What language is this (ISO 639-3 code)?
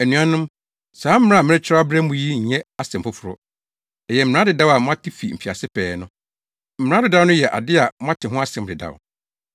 aka